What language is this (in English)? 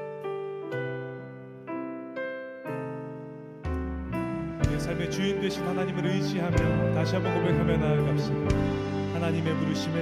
Korean